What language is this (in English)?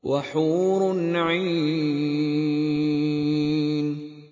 Arabic